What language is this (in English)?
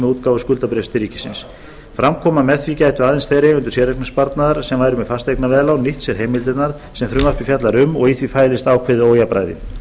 Icelandic